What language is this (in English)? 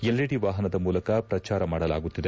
Kannada